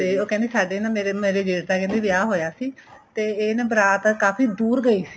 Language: Punjabi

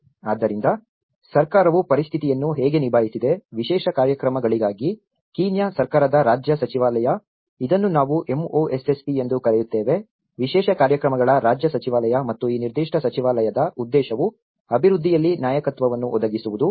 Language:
Kannada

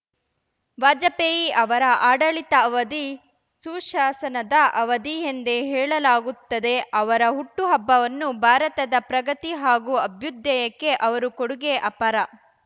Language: Kannada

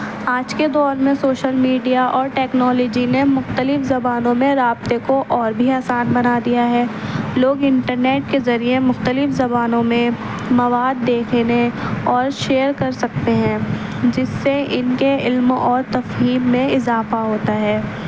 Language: Urdu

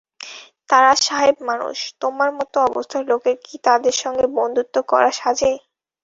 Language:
Bangla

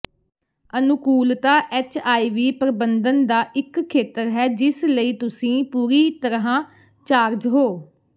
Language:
Punjabi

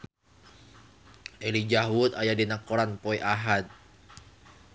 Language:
Sundanese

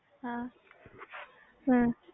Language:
Punjabi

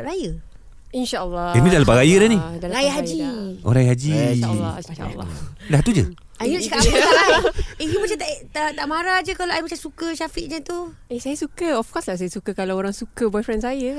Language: Malay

